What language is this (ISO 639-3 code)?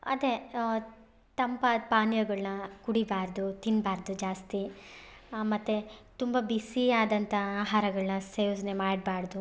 kan